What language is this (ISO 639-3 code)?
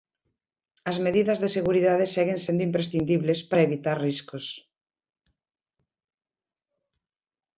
glg